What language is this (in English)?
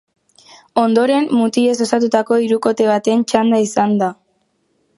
Basque